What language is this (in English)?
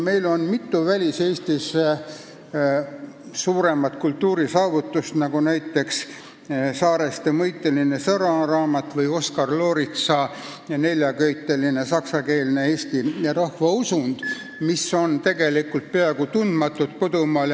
Estonian